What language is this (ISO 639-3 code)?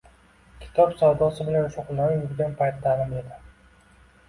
uzb